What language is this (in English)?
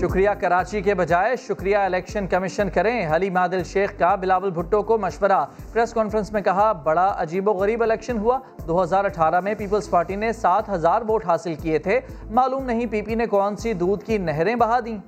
Urdu